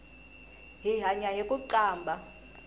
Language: Tsonga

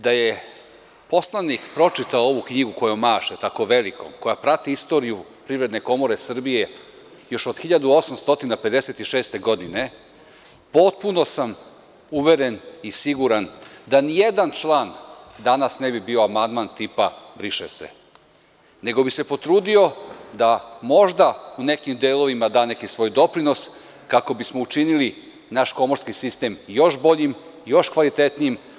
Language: Serbian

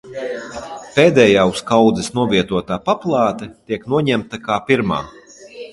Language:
Latvian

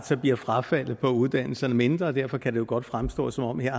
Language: Danish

